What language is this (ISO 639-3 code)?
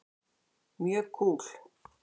isl